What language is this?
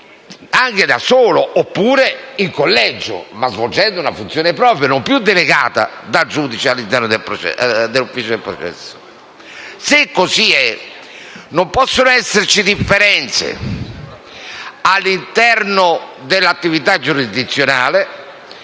Italian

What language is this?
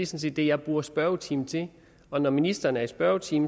Danish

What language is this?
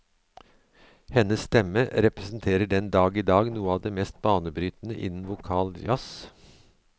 Norwegian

